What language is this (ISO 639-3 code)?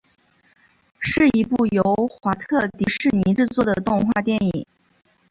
zho